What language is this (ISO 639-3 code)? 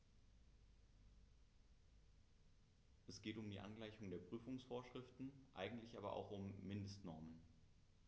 deu